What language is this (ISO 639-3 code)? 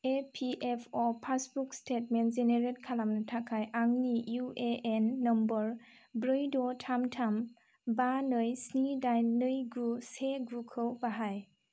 brx